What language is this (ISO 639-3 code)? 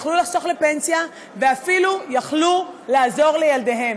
heb